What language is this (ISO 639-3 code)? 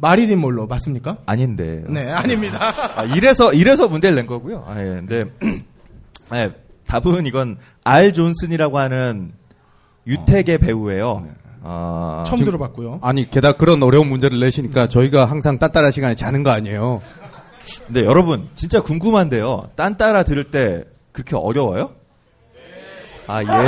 kor